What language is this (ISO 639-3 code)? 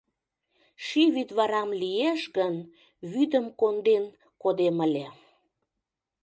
chm